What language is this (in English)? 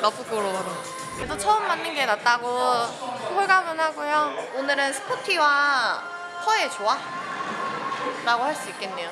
Korean